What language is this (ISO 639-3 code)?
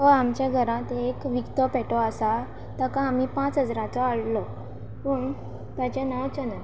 kok